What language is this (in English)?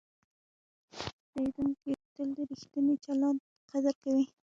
Pashto